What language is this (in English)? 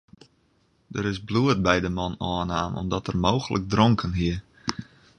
Western Frisian